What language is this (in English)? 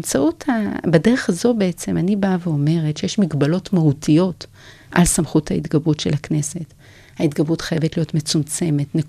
Hebrew